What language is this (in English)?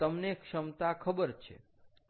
Gujarati